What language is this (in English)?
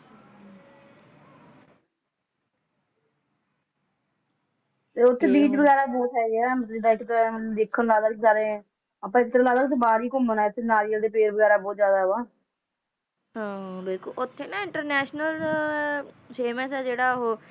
Punjabi